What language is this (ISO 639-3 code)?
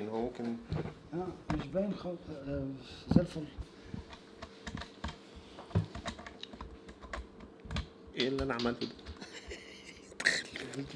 ara